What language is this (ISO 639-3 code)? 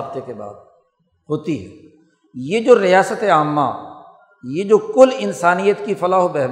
urd